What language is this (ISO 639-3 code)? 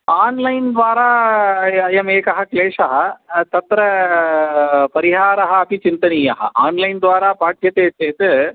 san